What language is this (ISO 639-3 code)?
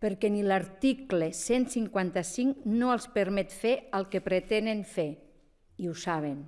cat